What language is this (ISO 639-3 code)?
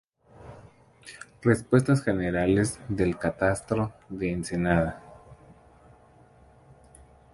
spa